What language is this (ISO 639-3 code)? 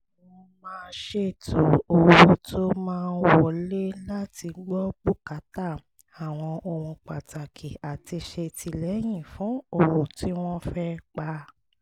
yor